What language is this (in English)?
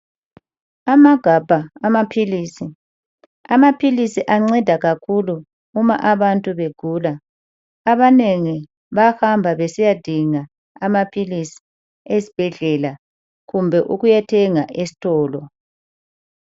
North Ndebele